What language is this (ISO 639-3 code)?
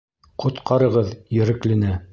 bak